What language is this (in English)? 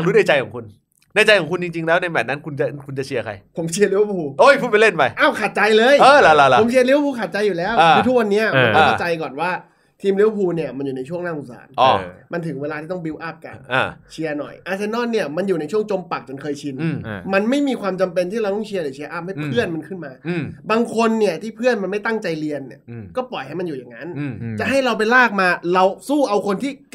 Thai